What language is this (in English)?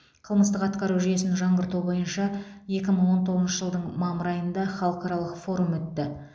Kazakh